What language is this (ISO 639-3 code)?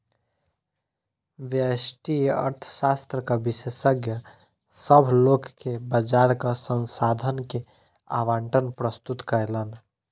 mai